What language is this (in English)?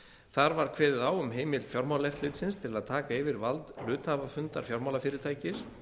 Icelandic